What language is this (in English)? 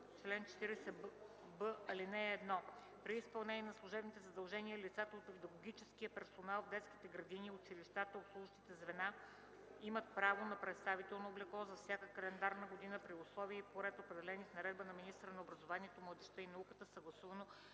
Bulgarian